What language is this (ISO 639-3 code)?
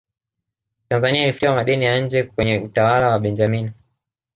swa